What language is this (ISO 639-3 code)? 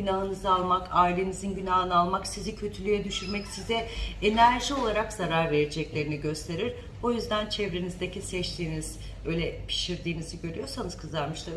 tur